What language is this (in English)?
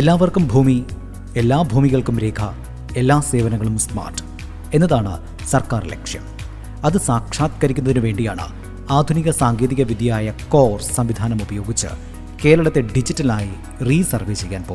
Malayalam